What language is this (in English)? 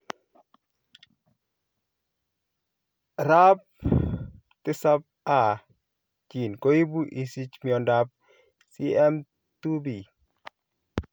Kalenjin